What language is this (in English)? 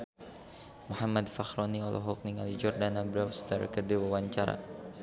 Sundanese